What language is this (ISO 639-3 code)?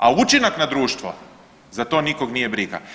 hrv